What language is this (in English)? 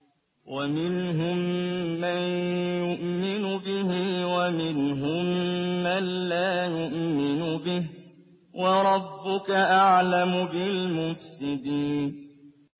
Arabic